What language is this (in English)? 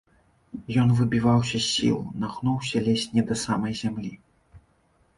Belarusian